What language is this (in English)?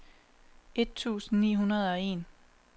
Danish